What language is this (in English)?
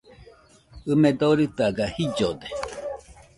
Nüpode Huitoto